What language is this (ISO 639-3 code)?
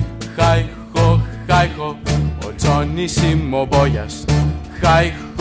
ell